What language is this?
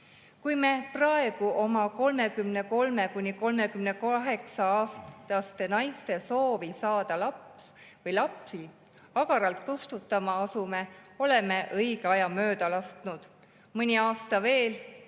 Estonian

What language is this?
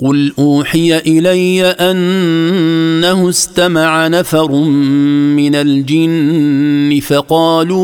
Arabic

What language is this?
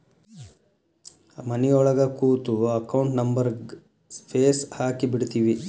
Kannada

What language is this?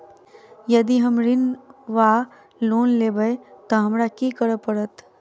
Maithili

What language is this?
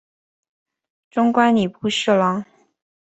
Chinese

